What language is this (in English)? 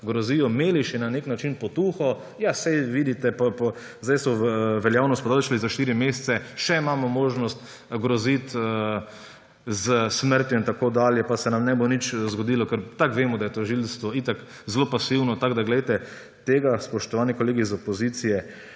Slovenian